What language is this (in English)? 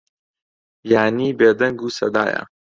Central Kurdish